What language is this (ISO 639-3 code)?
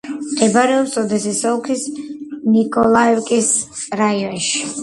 kat